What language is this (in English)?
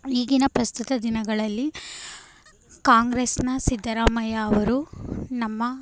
Kannada